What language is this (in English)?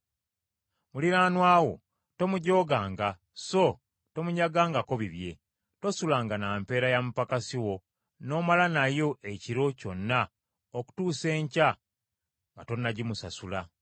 Ganda